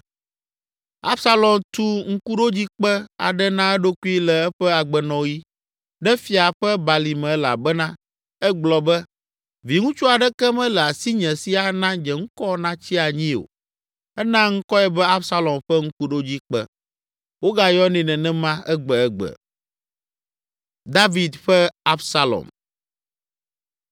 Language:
Ewe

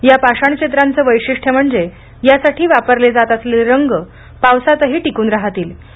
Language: Marathi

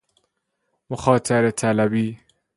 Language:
Persian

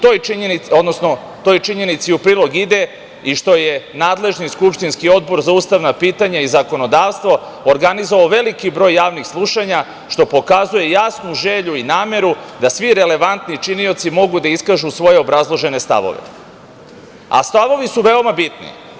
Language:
Serbian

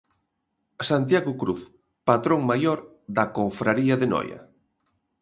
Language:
Galician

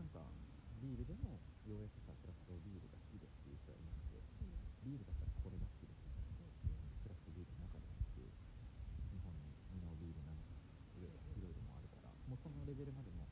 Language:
Japanese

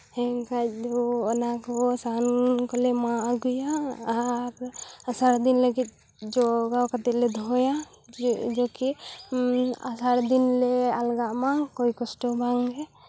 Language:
Santali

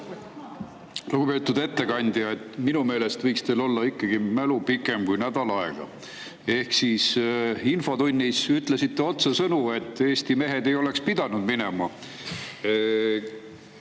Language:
Estonian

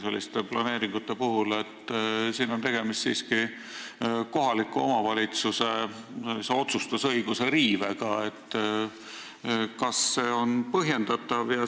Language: Estonian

